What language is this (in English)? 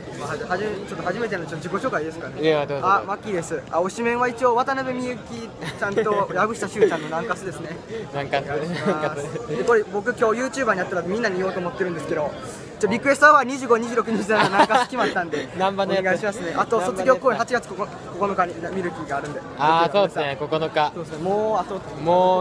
Japanese